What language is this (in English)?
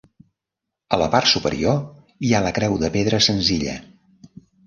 Catalan